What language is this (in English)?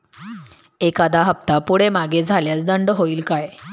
Marathi